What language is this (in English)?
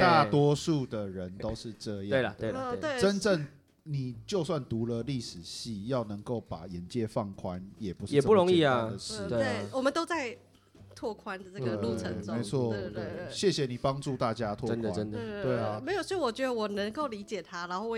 Chinese